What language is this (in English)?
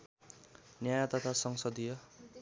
Nepali